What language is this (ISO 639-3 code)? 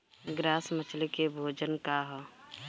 bho